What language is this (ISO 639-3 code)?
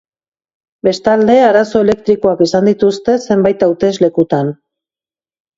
eus